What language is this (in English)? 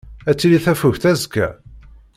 Kabyle